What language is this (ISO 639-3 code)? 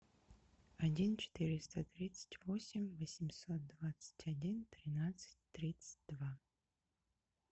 rus